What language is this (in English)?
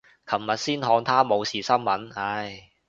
Cantonese